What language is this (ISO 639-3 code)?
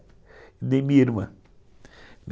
por